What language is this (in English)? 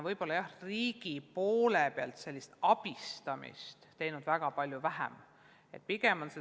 Estonian